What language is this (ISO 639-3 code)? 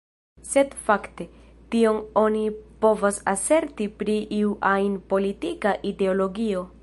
epo